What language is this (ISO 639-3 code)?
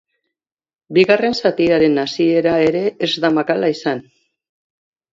eus